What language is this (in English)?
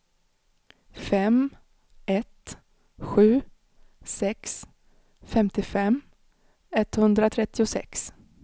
Swedish